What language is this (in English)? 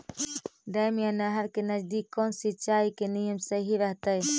Magahi